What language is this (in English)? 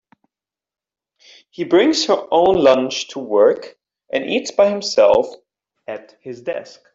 English